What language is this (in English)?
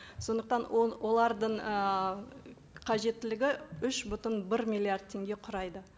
Kazakh